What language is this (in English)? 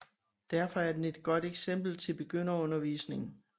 Danish